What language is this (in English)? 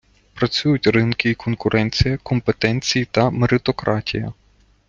Ukrainian